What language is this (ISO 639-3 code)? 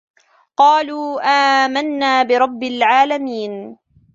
ara